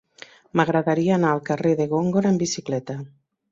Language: Catalan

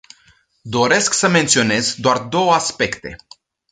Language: Romanian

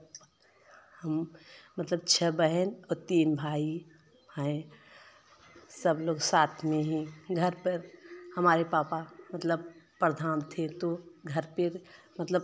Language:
Hindi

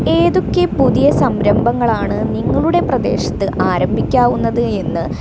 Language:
Malayalam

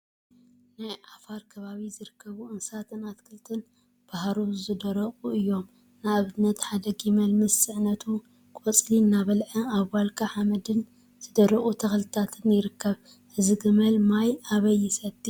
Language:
Tigrinya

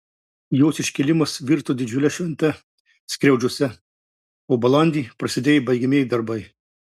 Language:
Lithuanian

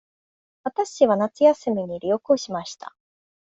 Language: Japanese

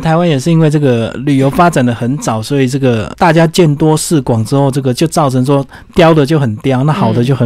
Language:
Chinese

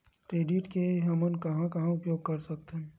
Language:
Chhattisgarhi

